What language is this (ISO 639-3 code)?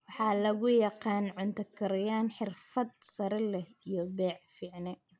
som